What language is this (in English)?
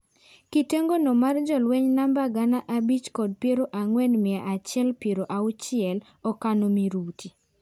Luo (Kenya and Tanzania)